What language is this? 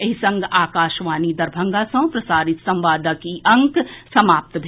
Maithili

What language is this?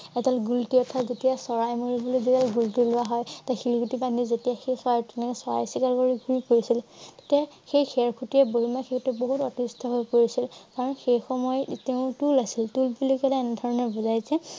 Assamese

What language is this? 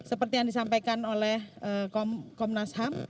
Indonesian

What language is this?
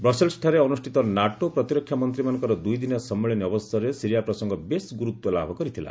Odia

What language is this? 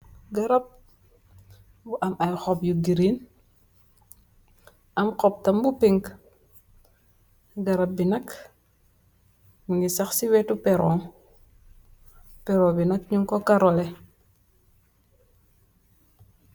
Wolof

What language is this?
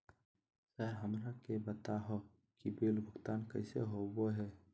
Magahi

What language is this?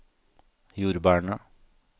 Norwegian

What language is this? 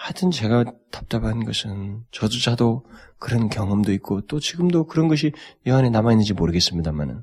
Korean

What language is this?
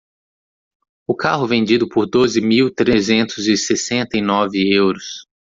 Portuguese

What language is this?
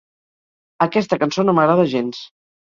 Catalan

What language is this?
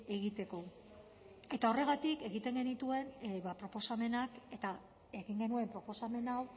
Basque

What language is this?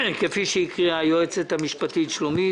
Hebrew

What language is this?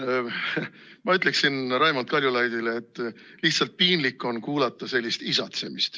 Estonian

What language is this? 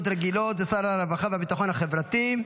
Hebrew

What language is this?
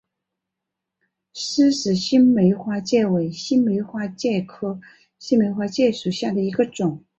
Chinese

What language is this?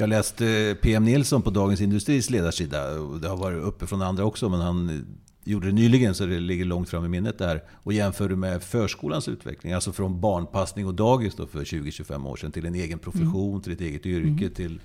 Swedish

